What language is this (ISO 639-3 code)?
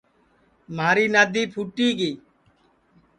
ssi